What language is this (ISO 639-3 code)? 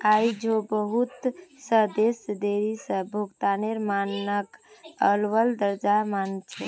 mag